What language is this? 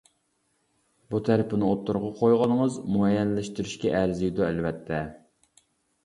Uyghur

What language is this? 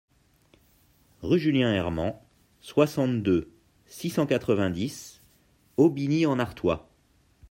French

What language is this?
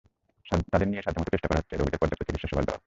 Bangla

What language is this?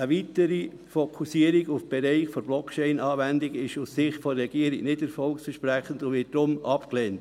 Swiss German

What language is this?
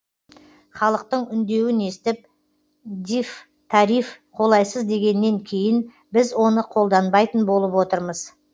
Kazakh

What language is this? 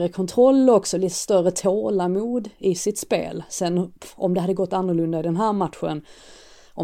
Swedish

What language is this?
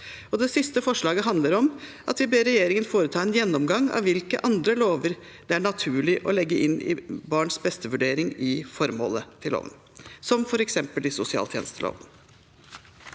Norwegian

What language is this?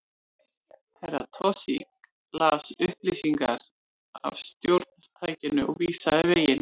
Icelandic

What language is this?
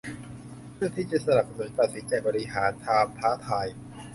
Thai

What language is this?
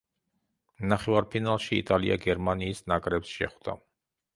Georgian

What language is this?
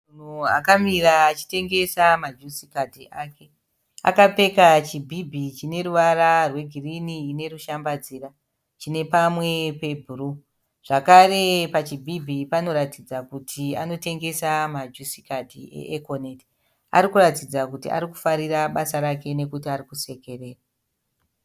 Shona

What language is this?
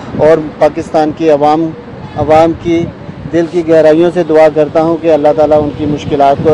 Turkish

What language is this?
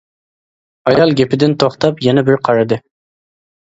Uyghur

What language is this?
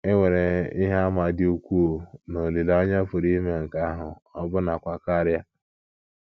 Igbo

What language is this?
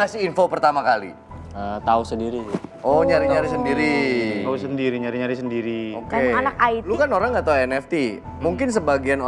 Indonesian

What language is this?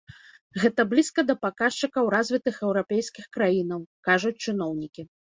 Belarusian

